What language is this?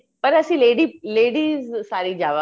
Punjabi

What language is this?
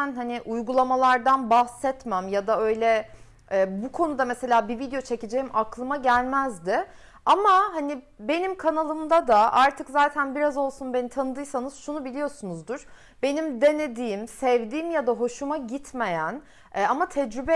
Turkish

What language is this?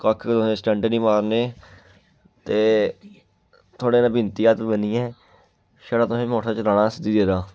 Dogri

